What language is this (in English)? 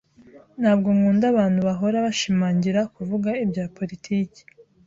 Kinyarwanda